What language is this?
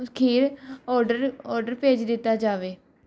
Punjabi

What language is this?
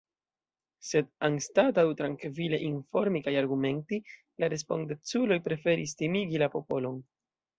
Esperanto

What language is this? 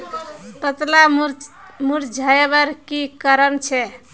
Magahi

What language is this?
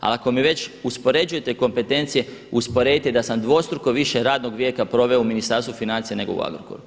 Croatian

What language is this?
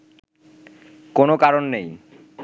Bangla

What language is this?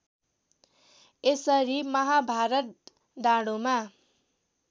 Nepali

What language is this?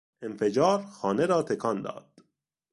Persian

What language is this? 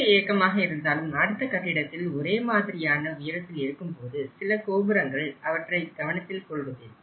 Tamil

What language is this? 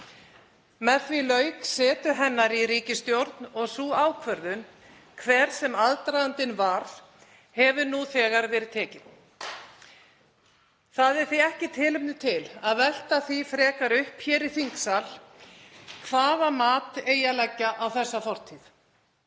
Icelandic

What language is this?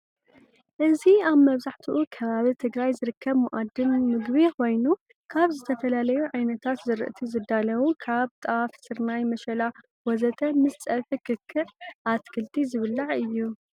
Tigrinya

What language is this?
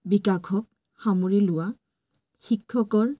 Assamese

